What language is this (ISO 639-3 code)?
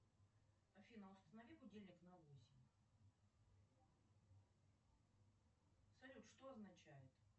rus